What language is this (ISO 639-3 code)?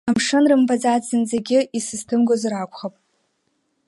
abk